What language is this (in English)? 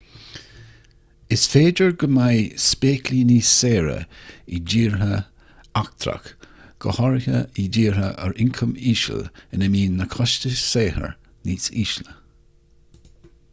Irish